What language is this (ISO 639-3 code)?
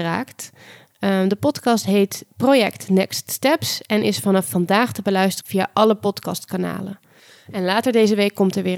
nld